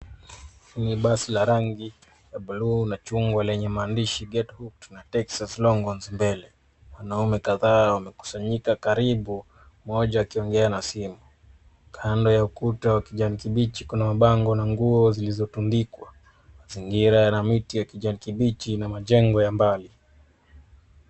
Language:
Swahili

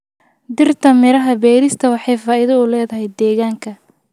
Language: Somali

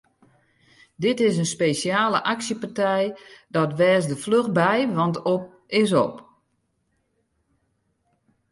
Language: Western Frisian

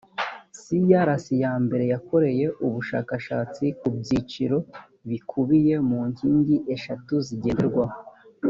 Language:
Kinyarwanda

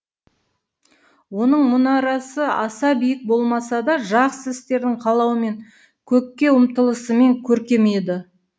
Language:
Kazakh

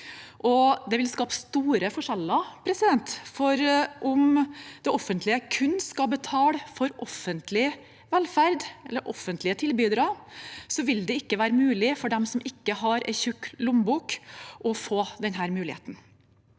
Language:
Norwegian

